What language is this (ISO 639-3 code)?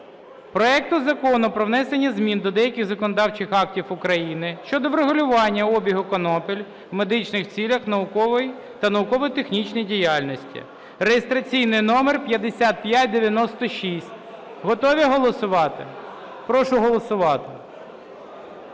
ukr